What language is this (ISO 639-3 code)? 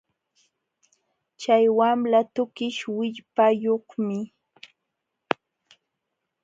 qxw